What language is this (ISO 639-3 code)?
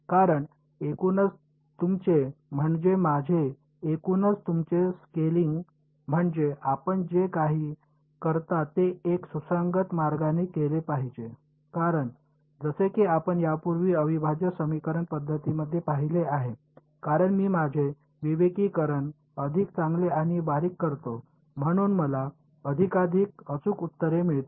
mar